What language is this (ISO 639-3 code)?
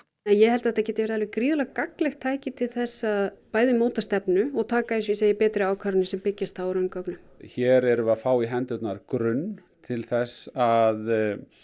isl